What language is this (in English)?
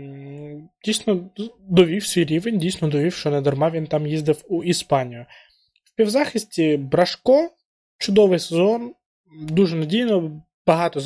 Ukrainian